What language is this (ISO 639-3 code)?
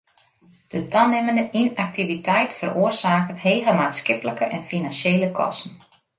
fry